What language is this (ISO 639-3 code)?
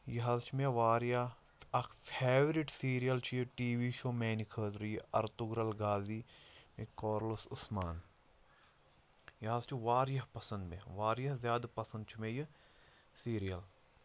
kas